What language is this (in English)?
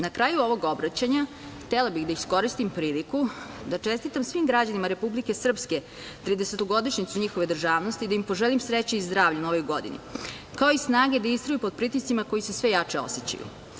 Serbian